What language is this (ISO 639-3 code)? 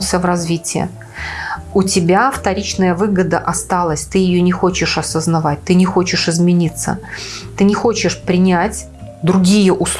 rus